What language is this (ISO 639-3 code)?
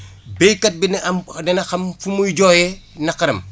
wol